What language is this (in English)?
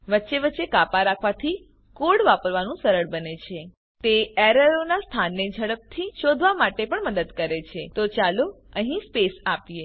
Gujarati